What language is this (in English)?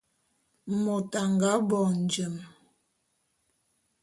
Bulu